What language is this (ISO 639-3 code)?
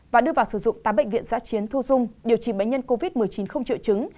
vie